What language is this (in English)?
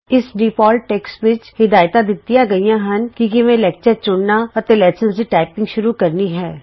Punjabi